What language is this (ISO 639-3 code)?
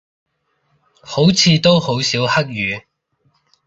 yue